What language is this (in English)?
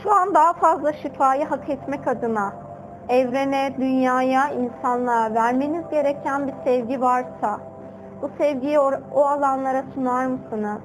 Turkish